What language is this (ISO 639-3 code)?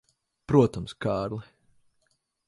lav